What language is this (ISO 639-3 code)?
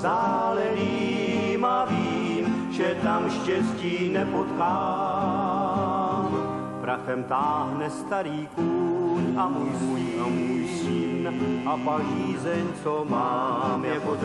ces